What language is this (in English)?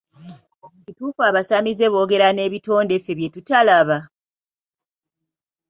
Ganda